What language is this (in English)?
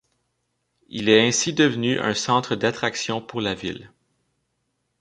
French